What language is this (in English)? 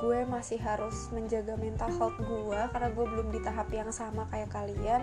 Indonesian